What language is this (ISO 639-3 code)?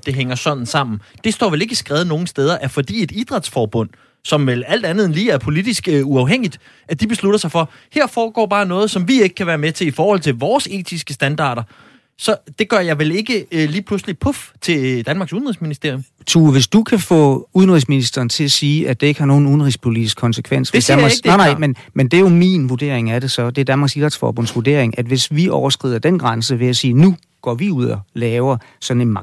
dan